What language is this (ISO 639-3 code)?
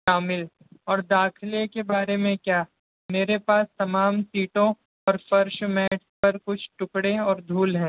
urd